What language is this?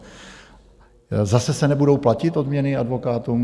Czech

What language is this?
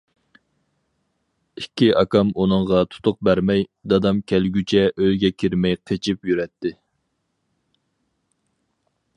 Uyghur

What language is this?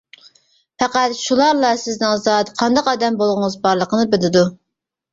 Uyghur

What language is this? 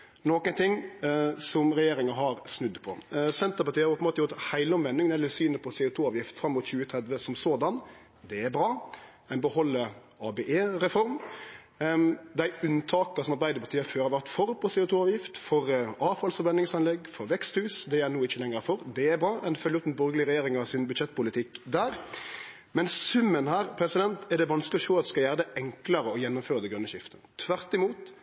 Norwegian Nynorsk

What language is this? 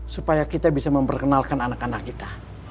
Indonesian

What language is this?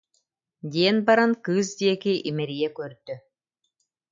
Yakut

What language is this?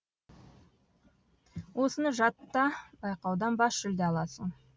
Kazakh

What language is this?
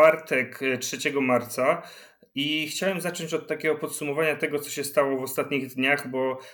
Polish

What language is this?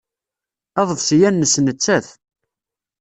Kabyle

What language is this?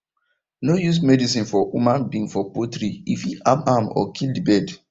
Nigerian Pidgin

